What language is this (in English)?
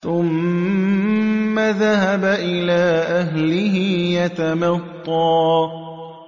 Arabic